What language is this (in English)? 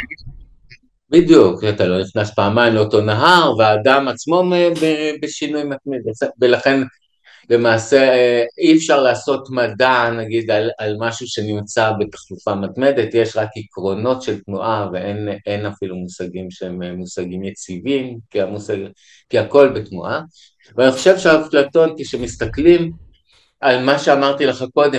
Hebrew